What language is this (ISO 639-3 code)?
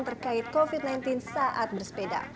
ind